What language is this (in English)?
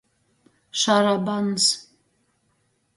Latgalian